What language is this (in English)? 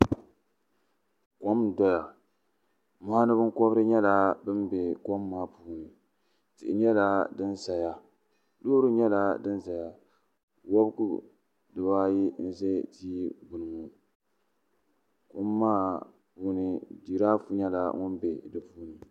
Dagbani